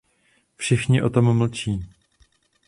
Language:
Czech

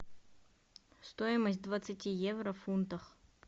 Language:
Russian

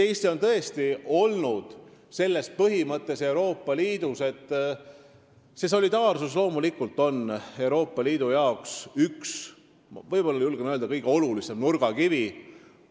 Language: Estonian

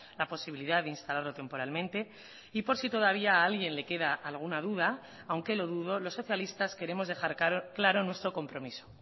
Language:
Spanish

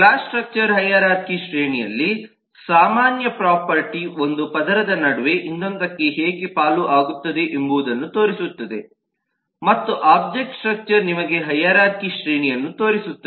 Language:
Kannada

